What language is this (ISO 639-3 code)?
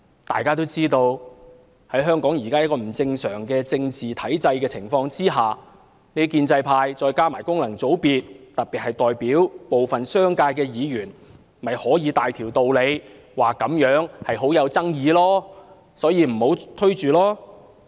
yue